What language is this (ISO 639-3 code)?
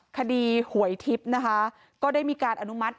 tha